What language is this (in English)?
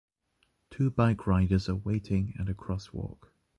English